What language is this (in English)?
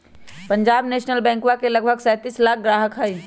Magahi